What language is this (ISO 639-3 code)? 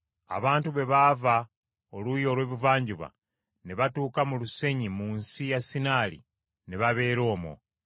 lug